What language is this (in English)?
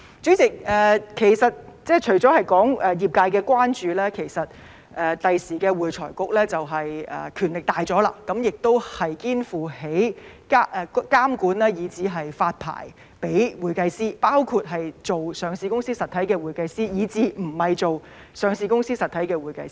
Cantonese